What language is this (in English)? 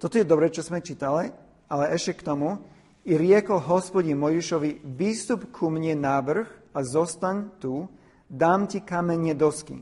Slovak